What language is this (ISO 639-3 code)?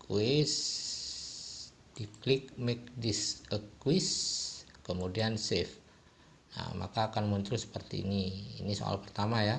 ind